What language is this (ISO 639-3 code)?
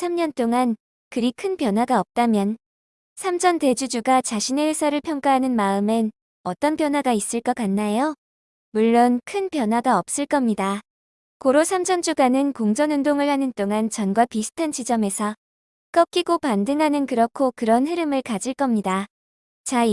kor